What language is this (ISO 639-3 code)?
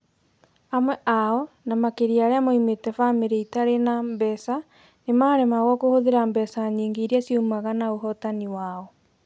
kik